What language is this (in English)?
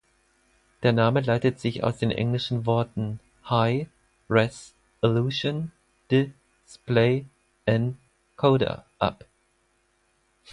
German